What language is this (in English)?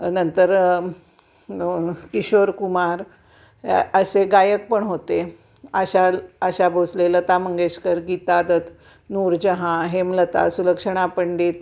Marathi